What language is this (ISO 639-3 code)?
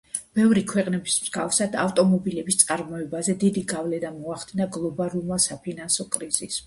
kat